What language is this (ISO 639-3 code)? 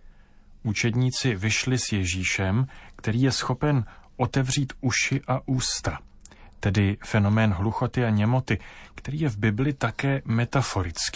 ces